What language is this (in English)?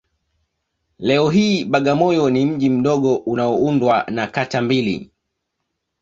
Swahili